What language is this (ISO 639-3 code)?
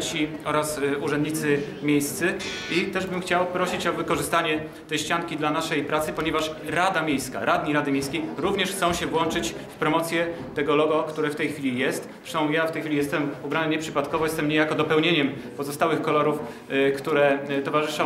pol